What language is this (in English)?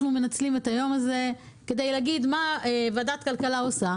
Hebrew